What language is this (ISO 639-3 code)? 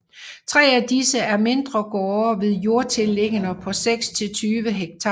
dan